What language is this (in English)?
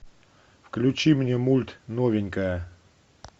Russian